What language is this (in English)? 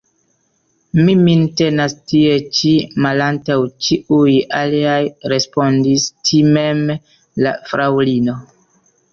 Esperanto